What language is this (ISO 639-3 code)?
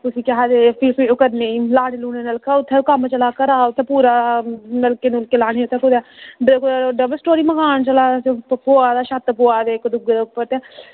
doi